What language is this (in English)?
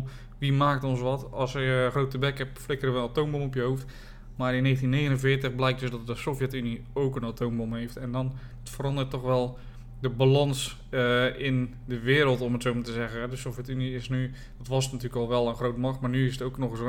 Dutch